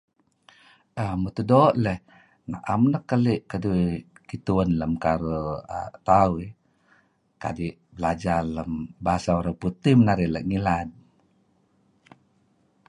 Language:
Kelabit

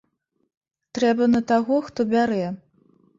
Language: Belarusian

